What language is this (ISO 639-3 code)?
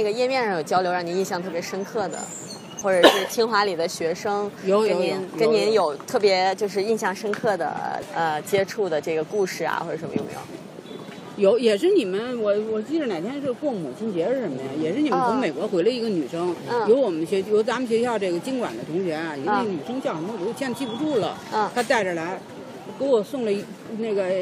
zho